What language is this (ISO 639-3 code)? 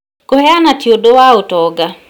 kik